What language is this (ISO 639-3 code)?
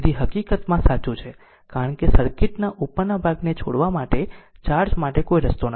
guj